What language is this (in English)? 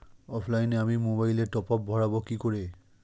Bangla